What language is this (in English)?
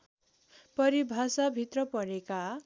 Nepali